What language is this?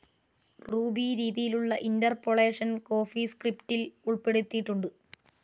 Malayalam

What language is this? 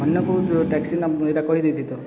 Odia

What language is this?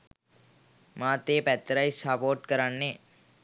Sinhala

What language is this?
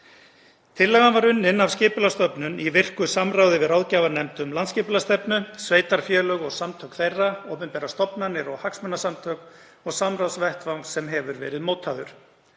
Icelandic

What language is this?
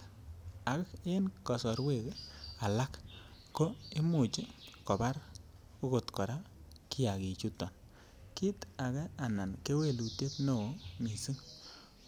Kalenjin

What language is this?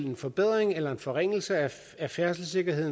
Danish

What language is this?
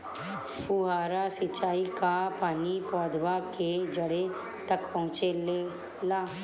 Bhojpuri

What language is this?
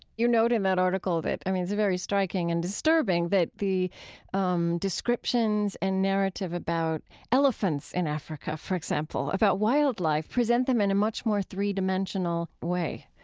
English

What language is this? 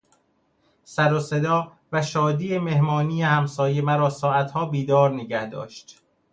Persian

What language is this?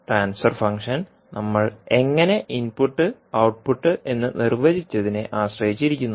Malayalam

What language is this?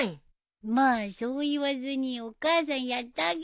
Japanese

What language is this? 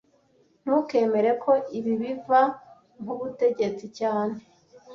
Kinyarwanda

